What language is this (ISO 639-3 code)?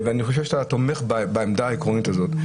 heb